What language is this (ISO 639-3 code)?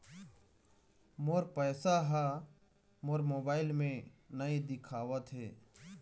hne